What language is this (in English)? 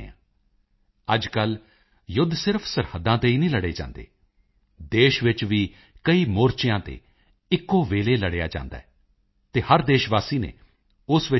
Punjabi